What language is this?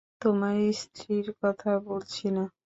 Bangla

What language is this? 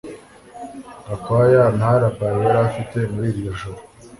Kinyarwanda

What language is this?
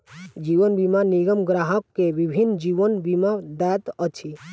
Maithili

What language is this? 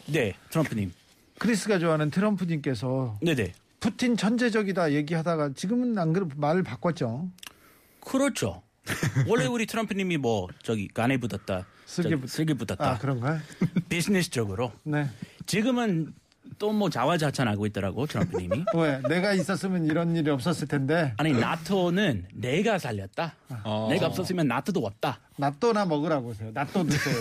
Korean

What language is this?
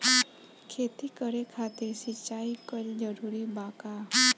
Bhojpuri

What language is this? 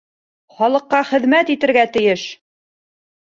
Bashkir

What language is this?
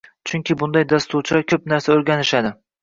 Uzbek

